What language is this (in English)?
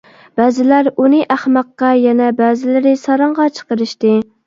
Uyghur